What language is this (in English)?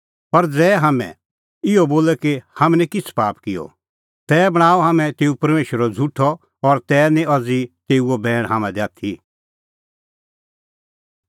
Kullu Pahari